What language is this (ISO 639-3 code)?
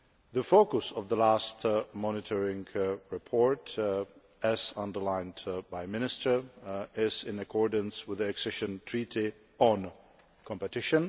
eng